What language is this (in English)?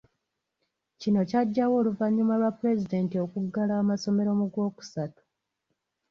Ganda